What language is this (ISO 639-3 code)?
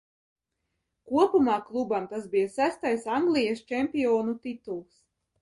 lav